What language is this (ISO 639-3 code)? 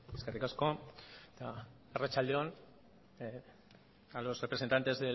eus